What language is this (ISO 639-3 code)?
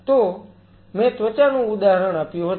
guj